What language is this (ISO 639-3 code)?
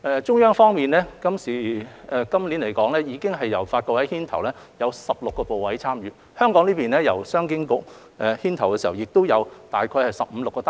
yue